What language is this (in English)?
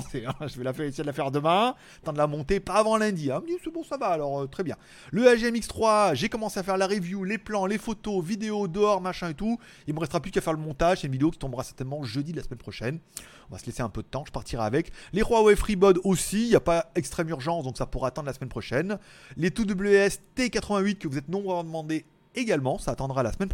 French